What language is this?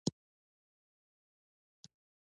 Pashto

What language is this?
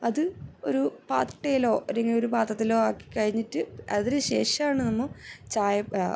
Malayalam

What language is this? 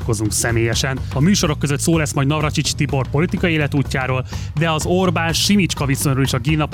Hungarian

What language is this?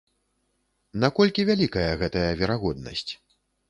Belarusian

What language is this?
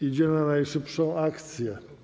Polish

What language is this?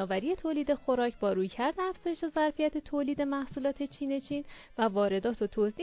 Persian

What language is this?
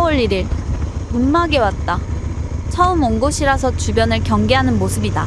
Korean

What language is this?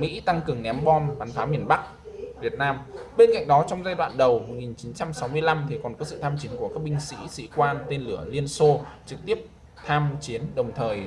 Vietnamese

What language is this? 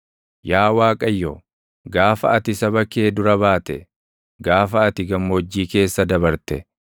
Oromo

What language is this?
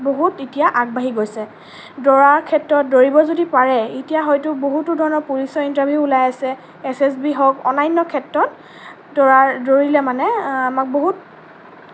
Assamese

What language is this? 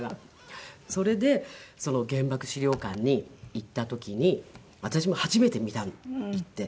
Japanese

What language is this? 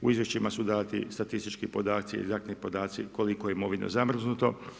Croatian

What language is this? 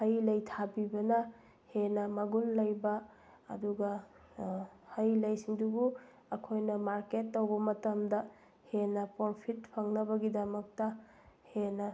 Manipuri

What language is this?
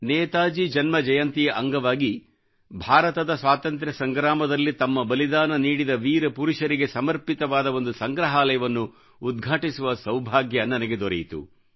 Kannada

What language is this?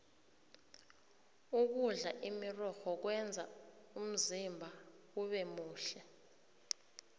South Ndebele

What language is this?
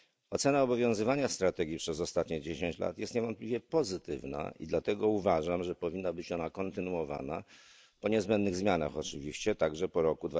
Polish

